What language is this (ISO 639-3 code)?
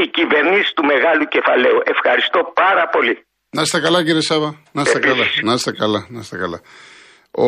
ell